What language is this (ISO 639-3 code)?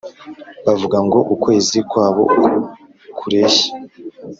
kin